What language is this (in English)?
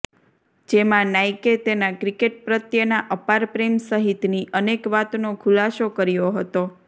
Gujarati